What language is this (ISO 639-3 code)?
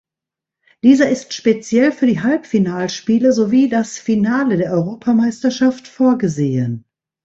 deu